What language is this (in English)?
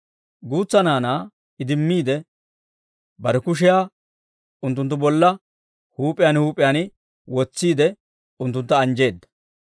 Dawro